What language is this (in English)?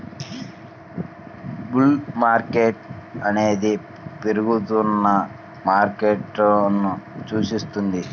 Telugu